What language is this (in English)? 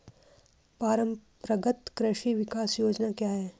Hindi